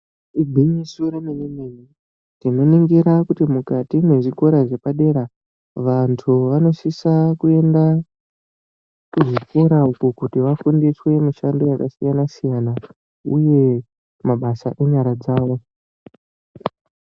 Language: Ndau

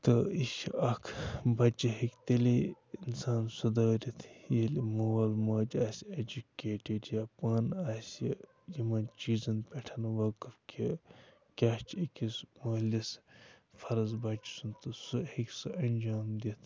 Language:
Kashmiri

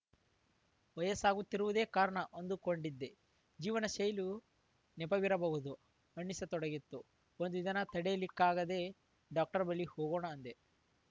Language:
Kannada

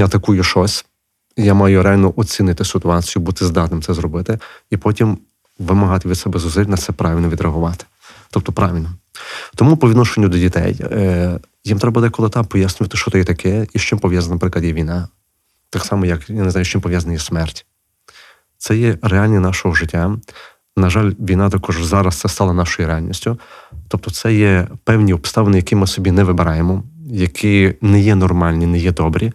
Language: Ukrainian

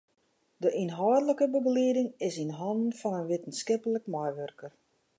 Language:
Western Frisian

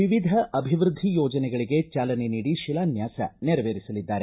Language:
Kannada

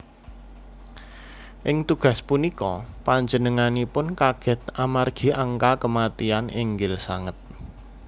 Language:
Javanese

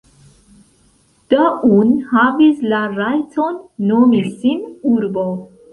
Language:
Esperanto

